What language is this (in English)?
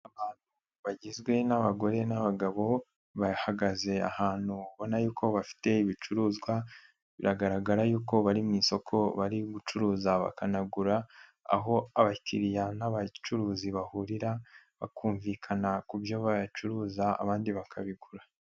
Kinyarwanda